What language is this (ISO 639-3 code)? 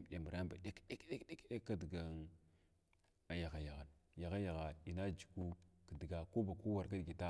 glw